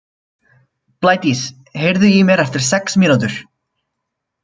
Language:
Icelandic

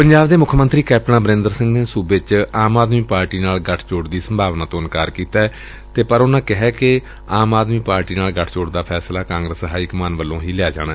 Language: Punjabi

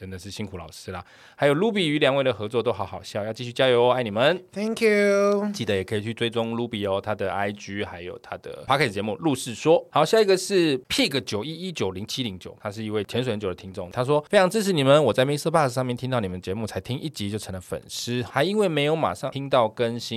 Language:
Chinese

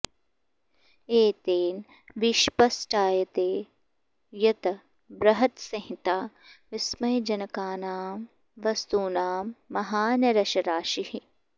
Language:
Sanskrit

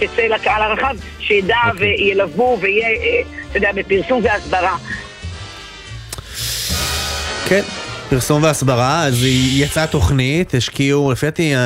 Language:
Hebrew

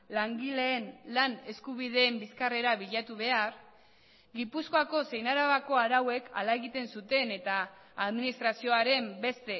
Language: Basque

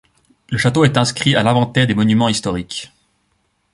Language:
French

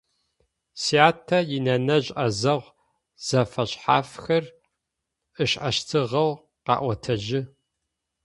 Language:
Adyghe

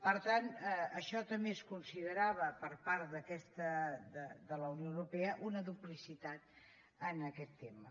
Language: Catalan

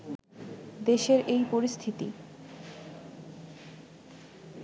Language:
Bangla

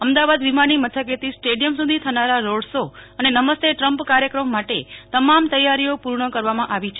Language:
Gujarati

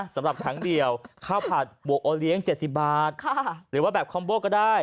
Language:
Thai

